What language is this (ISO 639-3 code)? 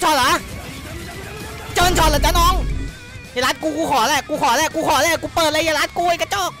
tha